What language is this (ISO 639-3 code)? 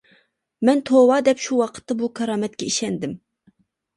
uig